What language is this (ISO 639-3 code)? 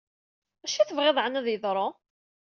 kab